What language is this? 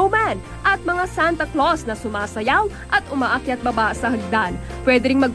Filipino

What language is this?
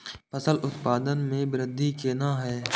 Maithili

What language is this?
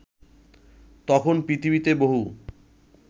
Bangla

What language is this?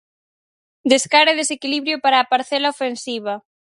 Galician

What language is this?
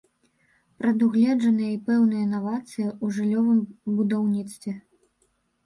Belarusian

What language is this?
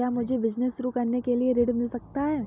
Hindi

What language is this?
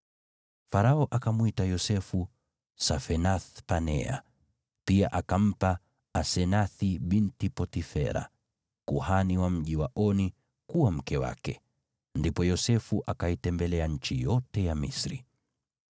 Swahili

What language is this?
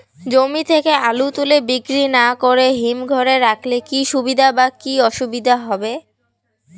Bangla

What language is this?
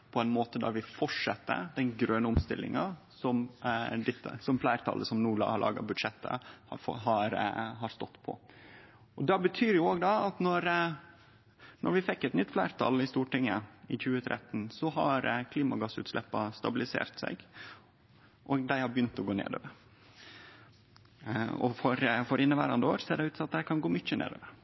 Norwegian Nynorsk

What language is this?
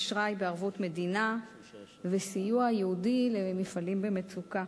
Hebrew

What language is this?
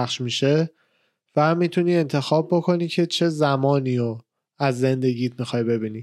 Persian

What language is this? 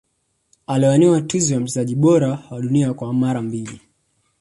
Swahili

